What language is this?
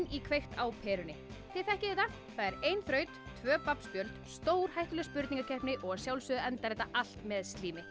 Icelandic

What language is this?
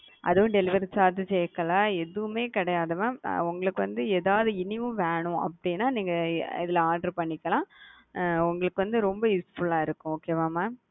Tamil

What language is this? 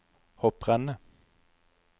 Norwegian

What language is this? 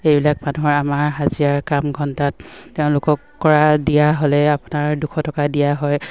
Assamese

